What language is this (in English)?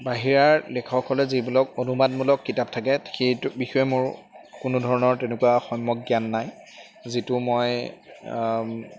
Assamese